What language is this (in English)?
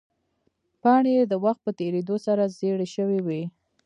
Pashto